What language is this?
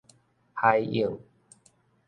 Min Nan Chinese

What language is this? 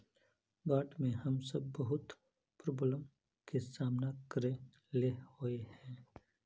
Magahi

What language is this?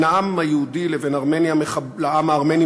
Hebrew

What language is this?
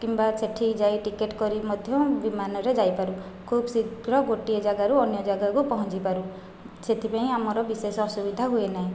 Odia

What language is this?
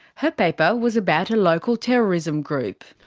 English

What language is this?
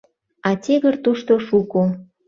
Mari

